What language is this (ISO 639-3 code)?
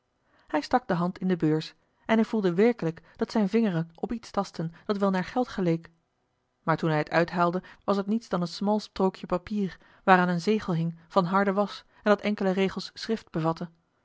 nld